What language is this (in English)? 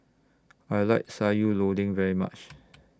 English